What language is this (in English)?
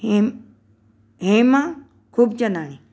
Sindhi